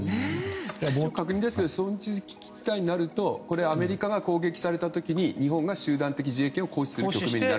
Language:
Japanese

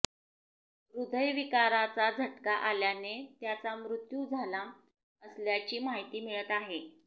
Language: Marathi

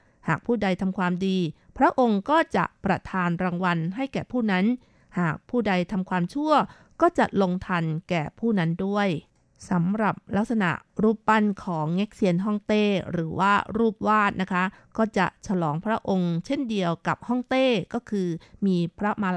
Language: Thai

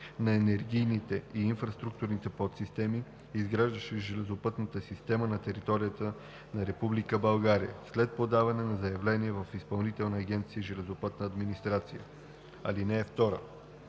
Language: Bulgarian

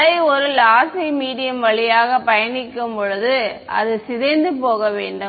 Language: Tamil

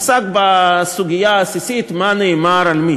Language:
Hebrew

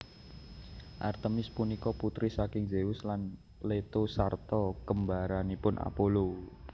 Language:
Javanese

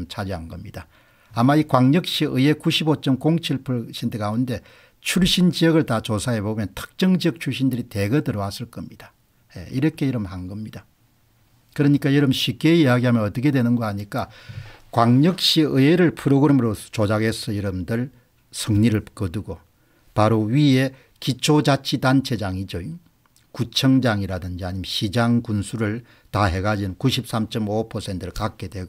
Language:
Korean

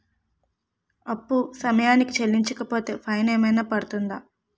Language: Telugu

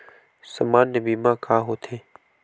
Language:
Chhattisgarhi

